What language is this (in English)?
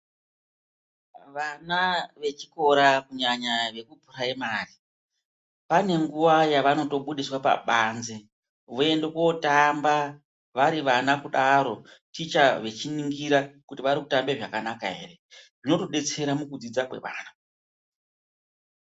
Ndau